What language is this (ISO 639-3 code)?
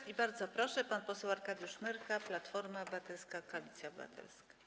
pol